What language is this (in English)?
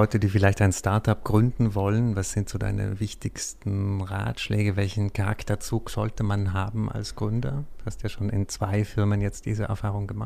German